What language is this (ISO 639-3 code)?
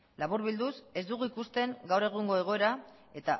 eus